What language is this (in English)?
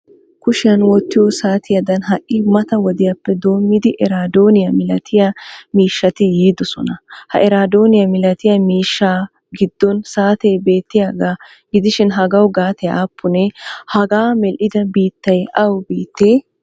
Wolaytta